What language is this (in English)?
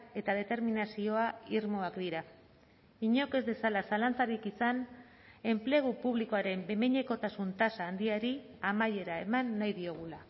Basque